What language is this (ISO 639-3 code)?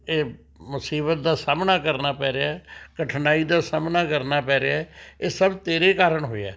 pan